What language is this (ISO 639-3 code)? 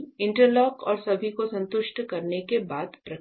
hin